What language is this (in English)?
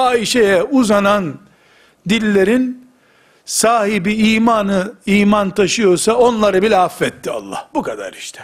Turkish